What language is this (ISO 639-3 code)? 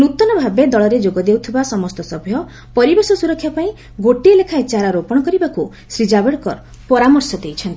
ori